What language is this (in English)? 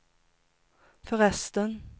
Swedish